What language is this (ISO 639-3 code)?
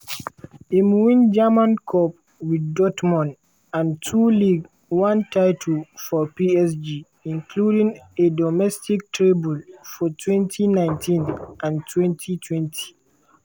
pcm